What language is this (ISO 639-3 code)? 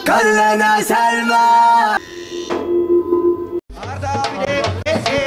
tur